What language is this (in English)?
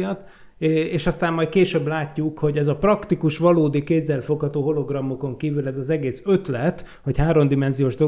Hungarian